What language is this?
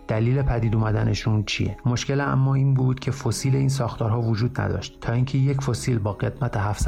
Persian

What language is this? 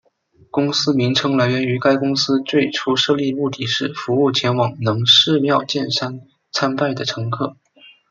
Chinese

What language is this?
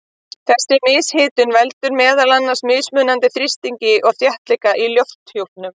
Icelandic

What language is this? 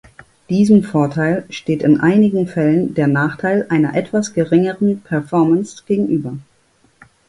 German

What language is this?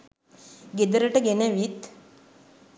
Sinhala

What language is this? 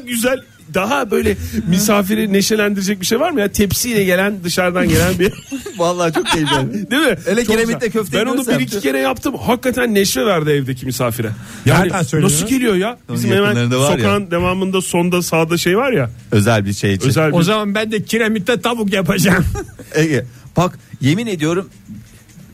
Turkish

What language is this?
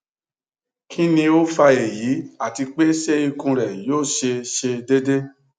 Yoruba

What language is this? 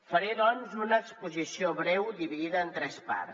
Catalan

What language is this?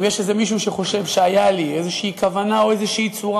Hebrew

